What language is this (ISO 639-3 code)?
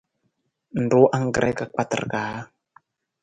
nmz